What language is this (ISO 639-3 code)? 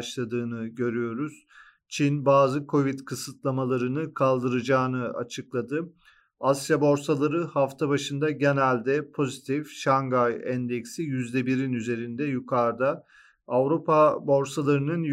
tur